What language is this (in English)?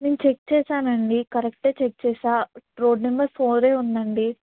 Telugu